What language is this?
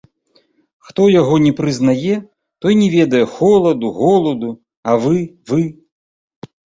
Belarusian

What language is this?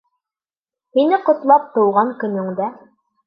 Bashkir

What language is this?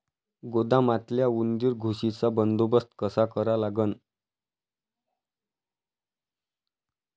Marathi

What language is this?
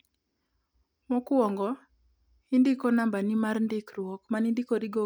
Luo (Kenya and Tanzania)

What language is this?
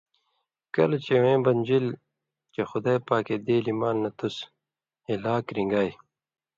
Indus Kohistani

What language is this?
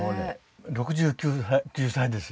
Japanese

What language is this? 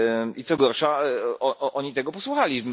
Polish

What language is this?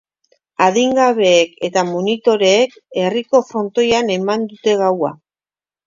Basque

